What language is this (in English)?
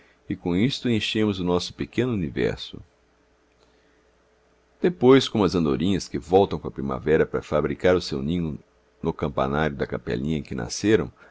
Portuguese